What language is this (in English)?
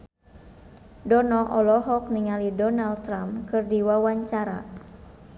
Sundanese